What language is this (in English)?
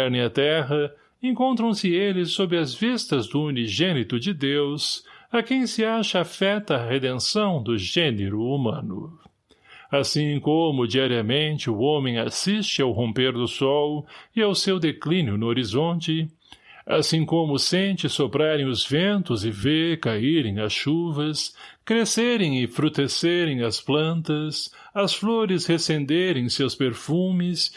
Portuguese